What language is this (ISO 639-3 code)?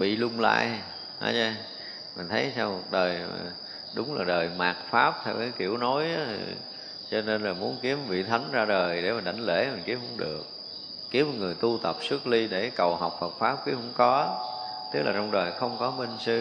vie